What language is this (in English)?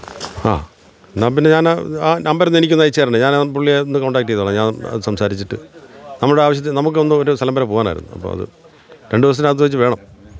Malayalam